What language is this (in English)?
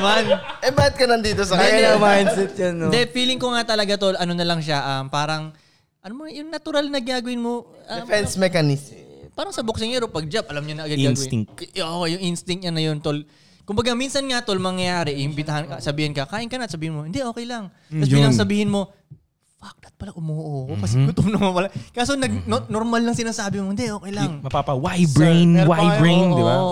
Filipino